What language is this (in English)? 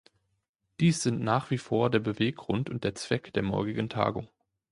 German